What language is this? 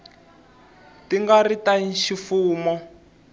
Tsonga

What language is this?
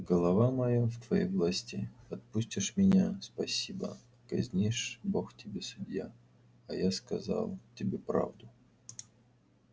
Russian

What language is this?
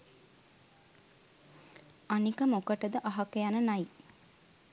Sinhala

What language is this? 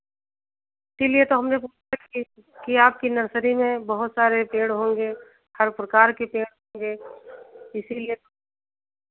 Hindi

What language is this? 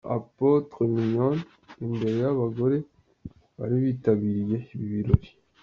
Kinyarwanda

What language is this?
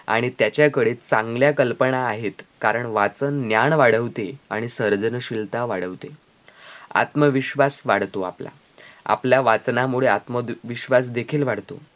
Marathi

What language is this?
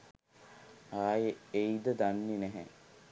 Sinhala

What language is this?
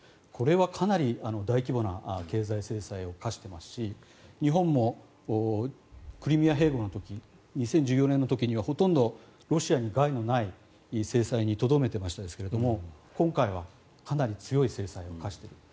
Japanese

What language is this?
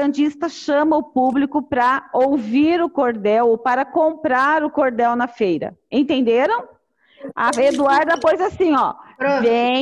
Portuguese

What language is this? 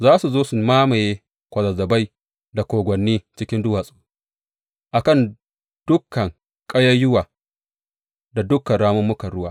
Hausa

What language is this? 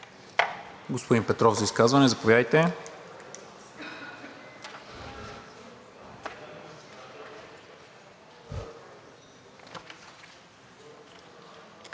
Bulgarian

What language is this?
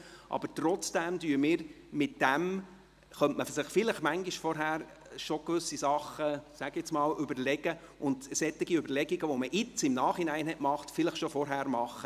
Swiss German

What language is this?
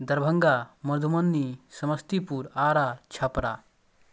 Maithili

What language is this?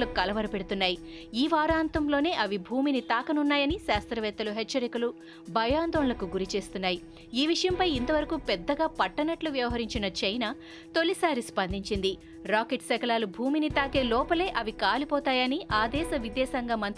Telugu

